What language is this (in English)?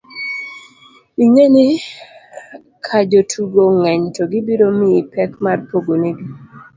Luo (Kenya and Tanzania)